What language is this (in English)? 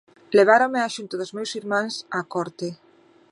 Galician